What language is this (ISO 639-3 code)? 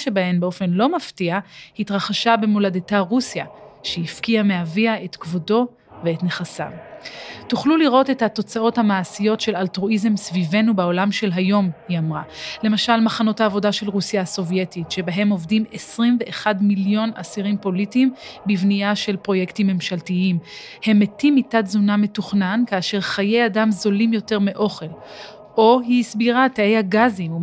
heb